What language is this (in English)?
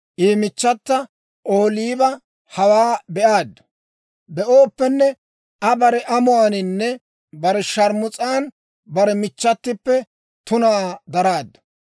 Dawro